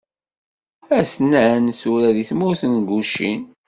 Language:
Kabyle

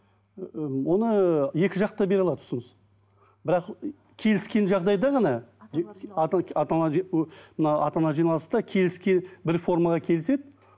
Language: Kazakh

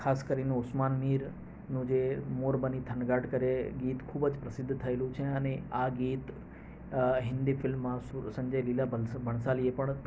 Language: Gujarati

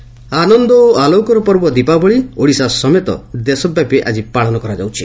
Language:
Odia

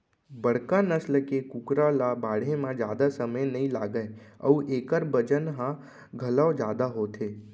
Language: Chhattisgarhi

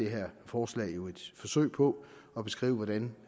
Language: Danish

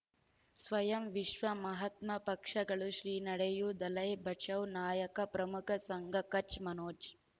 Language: Kannada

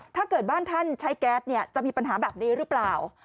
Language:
Thai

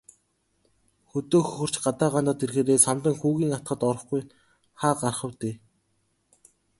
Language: Mongolian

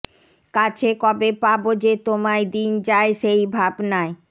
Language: Bangla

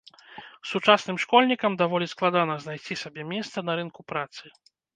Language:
Belarusian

